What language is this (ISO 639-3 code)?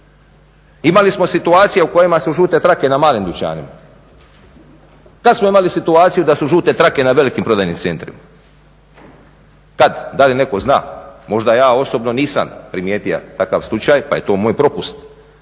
hrv